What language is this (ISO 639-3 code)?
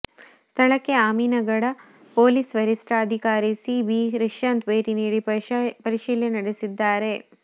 kan